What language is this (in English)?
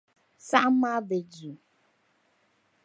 Dagbani